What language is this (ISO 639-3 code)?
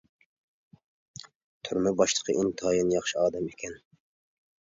uig